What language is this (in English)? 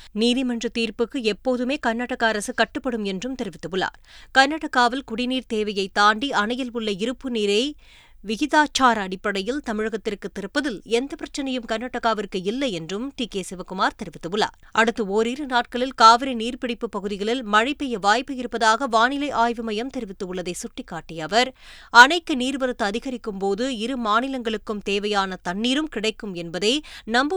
Tamil